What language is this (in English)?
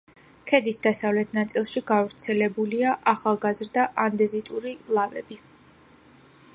Georgian